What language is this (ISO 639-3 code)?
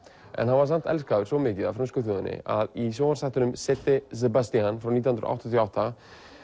isl